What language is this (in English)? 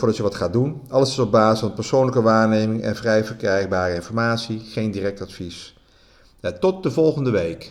Dutch